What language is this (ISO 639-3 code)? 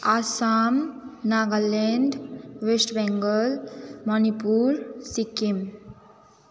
nep